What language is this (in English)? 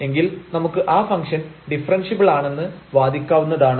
Malayalam